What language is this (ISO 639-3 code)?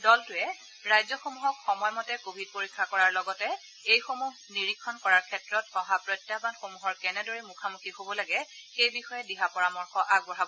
asm